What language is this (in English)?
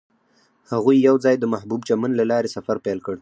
Pashto